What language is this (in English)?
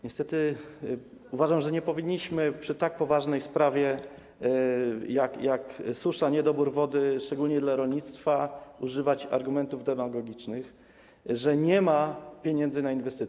Polish